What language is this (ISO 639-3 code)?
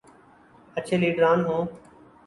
urd